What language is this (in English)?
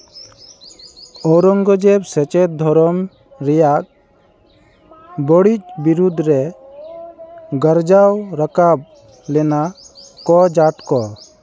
Santali